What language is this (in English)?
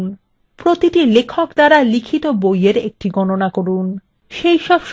Bangla